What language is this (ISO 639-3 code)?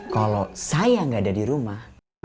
ind